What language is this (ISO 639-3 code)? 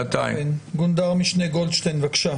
heb